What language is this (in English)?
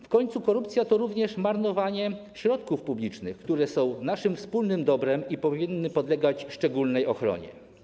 Polish